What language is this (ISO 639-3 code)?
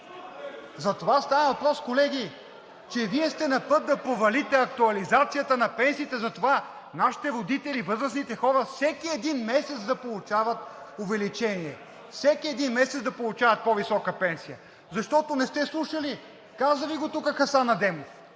bul